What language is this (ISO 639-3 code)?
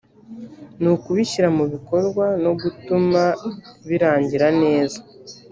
kin